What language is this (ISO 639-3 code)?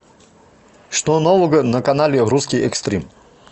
rus